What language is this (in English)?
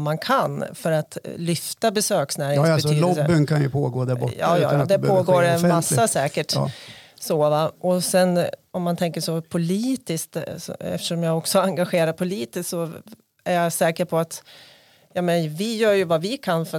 Swedish